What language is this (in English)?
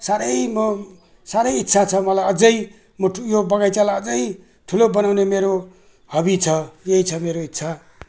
Nepali